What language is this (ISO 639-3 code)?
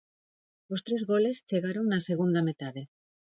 glg